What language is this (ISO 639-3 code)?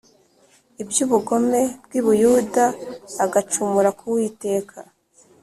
kin